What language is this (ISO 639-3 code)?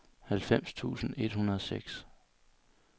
dan